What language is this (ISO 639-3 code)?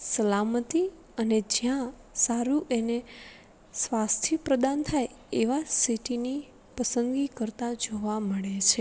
guj